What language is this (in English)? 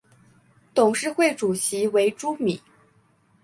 Chinese